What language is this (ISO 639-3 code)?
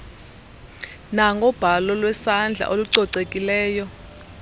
xho